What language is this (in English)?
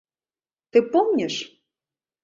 Mari